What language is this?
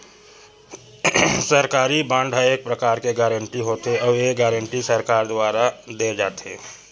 Chhattisgarhi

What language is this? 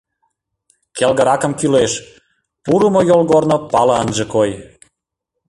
Mari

